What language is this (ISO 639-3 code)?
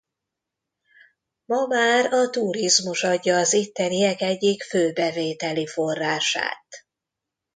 hun